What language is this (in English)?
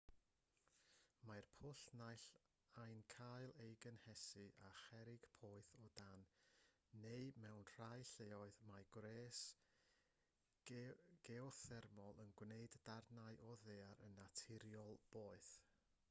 Welsh